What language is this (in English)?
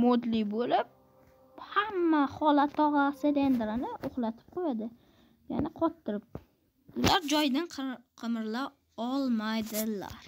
Turkish